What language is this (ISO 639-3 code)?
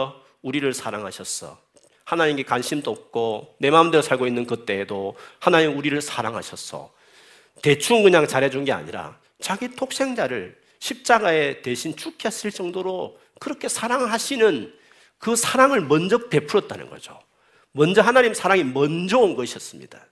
kor